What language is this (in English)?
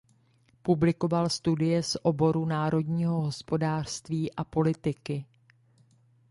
Czech